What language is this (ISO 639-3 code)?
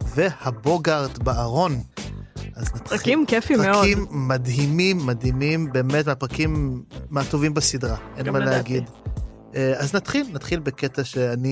heb